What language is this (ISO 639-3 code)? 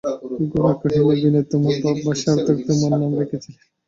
ben